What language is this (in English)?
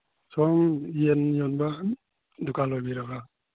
Manipuri